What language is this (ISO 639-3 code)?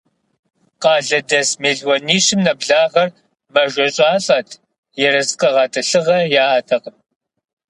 kbd